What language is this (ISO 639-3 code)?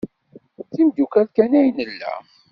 kab